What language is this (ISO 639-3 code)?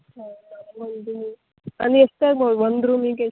kan